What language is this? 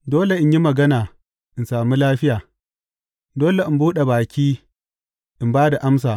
Hausa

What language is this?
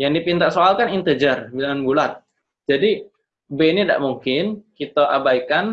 Indonesian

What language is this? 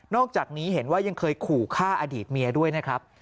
Thai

